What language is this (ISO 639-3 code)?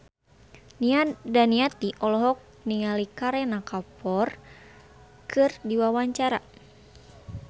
sun